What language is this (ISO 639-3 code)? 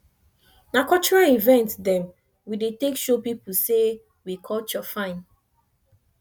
pcm